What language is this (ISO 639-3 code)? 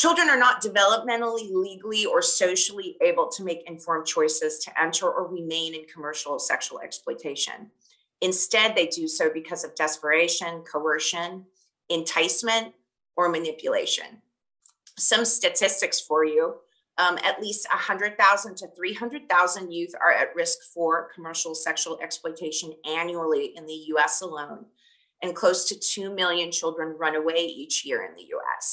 eng